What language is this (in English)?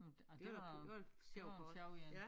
Danish